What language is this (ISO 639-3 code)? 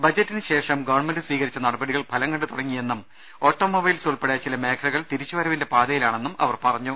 mal